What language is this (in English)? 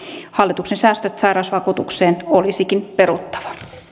Finnish